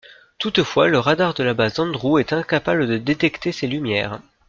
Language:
French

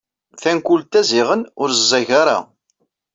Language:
Kabyle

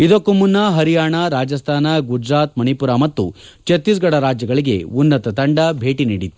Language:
Kannada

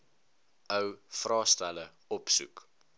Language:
Afrikaans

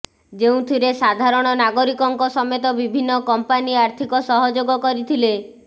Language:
Odia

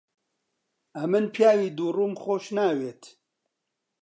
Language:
Central Kurdish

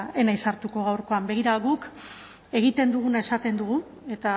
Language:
Basque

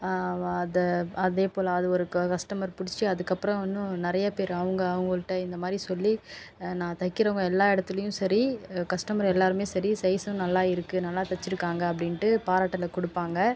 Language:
Tamil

